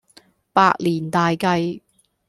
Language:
Cantonese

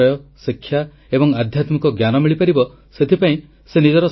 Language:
Odia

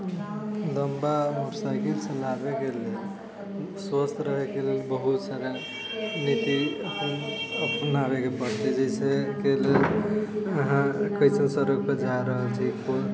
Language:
Maithili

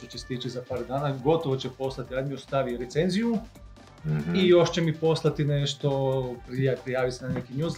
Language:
Croatian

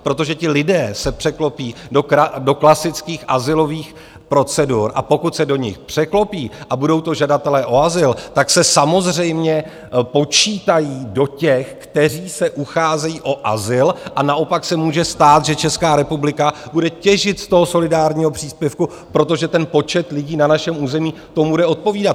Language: Czech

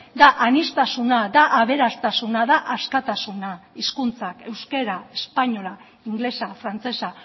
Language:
Basque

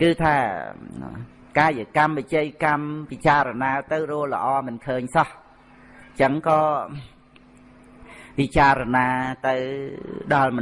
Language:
Vietnamese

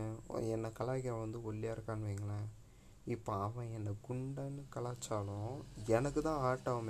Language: Tamil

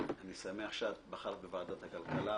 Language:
Hebrew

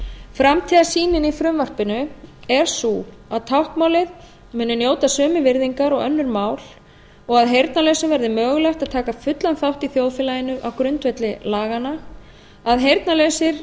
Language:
Icelandic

